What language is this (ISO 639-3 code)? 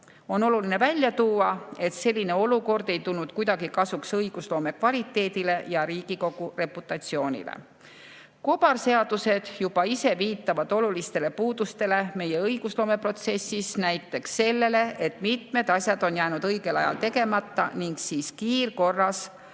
est